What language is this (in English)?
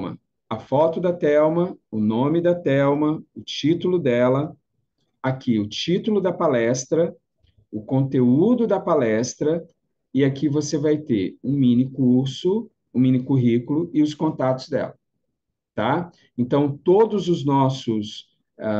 Portuguese